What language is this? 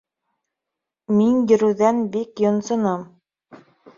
Bashkir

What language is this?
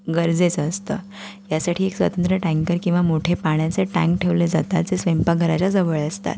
Marathi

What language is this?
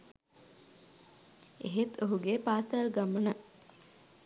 Sinhala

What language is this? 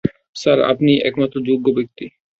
Bangla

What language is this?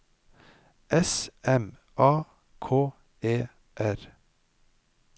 Norwegian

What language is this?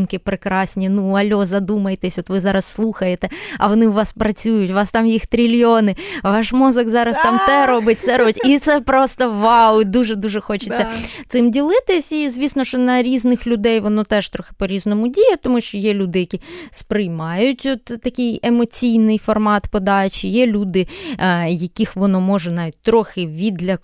Ukrainian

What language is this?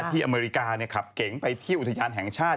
Thai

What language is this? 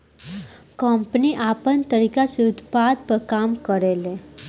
Bhojpuri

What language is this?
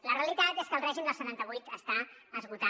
Catalan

